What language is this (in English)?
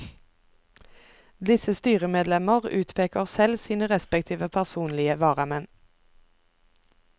Norwegian